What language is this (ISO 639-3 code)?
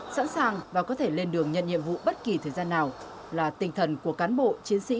vie